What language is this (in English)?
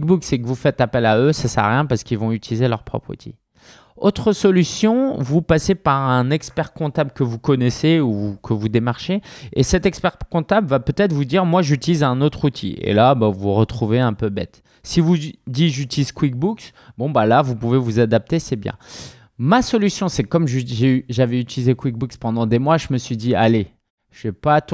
French